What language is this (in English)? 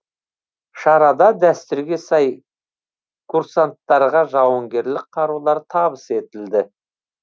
Kazakh